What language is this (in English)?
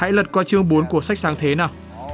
Vietnamese